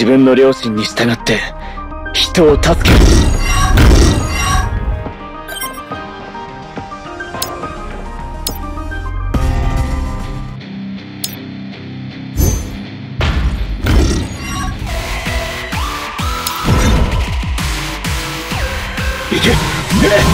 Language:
Japanese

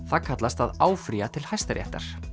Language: Icelandic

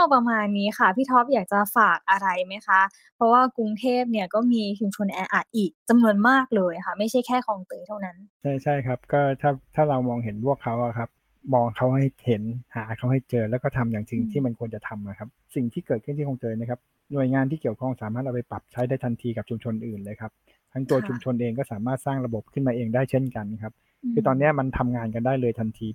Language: Thai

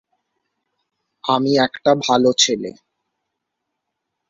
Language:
Bangla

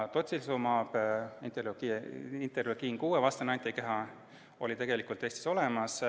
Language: Estonian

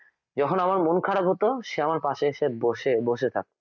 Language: Bangla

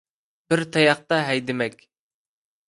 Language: Uyghur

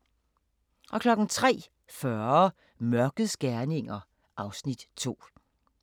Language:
Danish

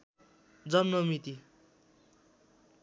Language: Nepali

